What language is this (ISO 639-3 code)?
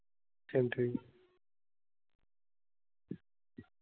mar